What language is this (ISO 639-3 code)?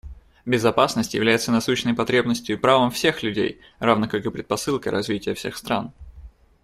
rus